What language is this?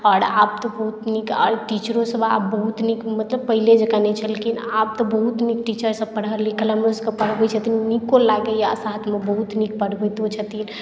Maithili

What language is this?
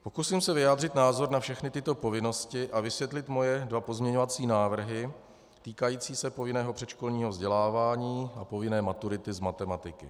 Czech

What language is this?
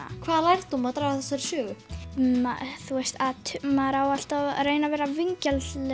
Icelandic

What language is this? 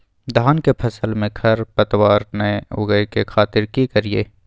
Maithili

